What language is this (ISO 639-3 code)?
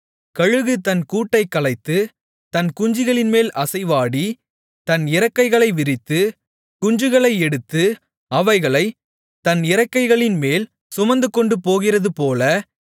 tam